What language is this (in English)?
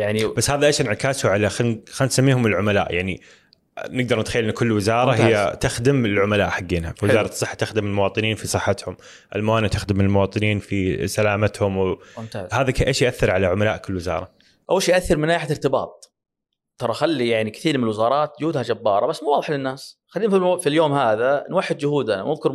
Arabic